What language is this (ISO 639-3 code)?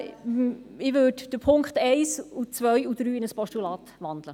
gsw